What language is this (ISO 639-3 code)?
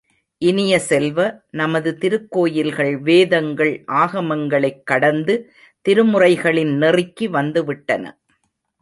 tam